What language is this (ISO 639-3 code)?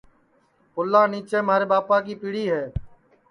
ssi